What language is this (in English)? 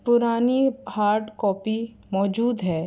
Urdu